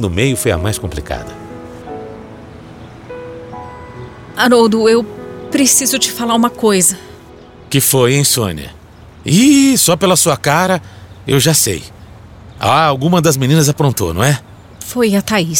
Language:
Portuguese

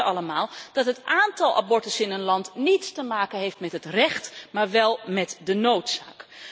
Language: Dutch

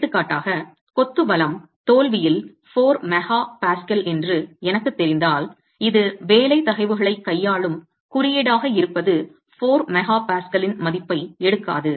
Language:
Tamil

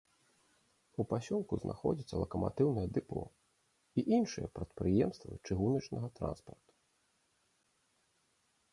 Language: Belarusian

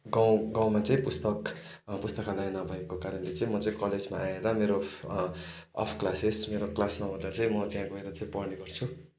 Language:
Nepali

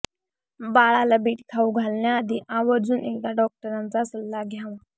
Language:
Marathi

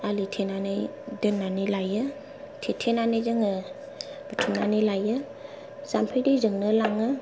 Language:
Bodo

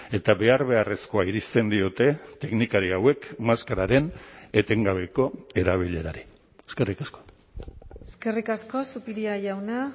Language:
Basque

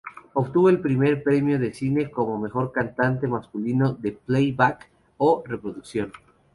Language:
Spanish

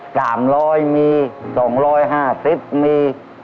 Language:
Thai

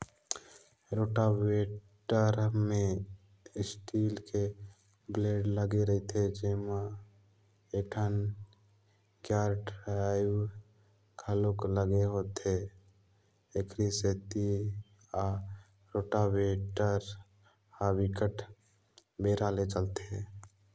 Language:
Chhattisgarhi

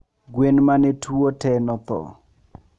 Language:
Luo (Kenya and Tanzania)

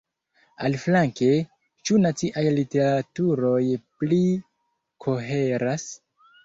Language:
Esperanto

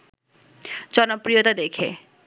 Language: Bangla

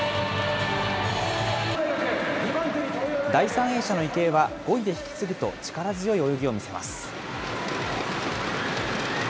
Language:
Japanese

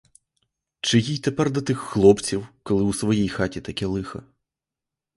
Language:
Ukrainian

